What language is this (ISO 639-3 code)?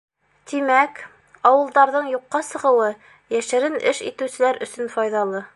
bak